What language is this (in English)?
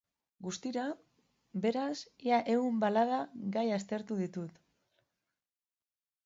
Basque